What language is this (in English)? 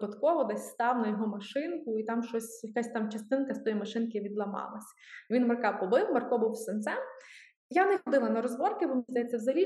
Ukrainian